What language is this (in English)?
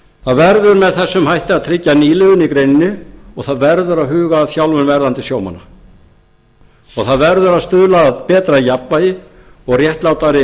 Icelandic